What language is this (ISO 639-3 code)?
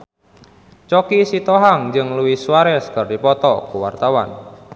sun